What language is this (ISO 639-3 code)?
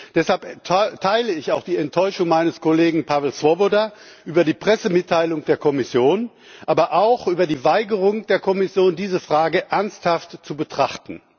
deu